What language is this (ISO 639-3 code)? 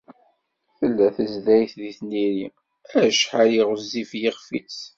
kab